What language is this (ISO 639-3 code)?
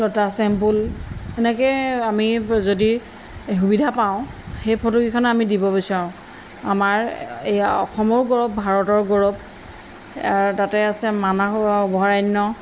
asm